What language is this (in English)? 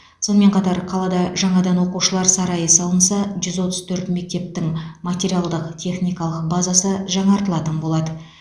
Kazakh